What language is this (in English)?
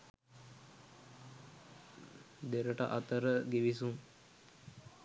Sinhala